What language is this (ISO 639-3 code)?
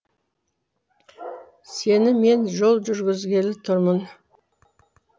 kaz